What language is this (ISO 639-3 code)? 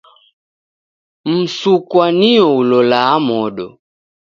dav